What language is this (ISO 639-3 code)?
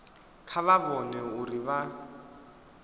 ven